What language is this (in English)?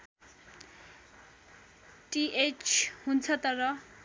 Nepali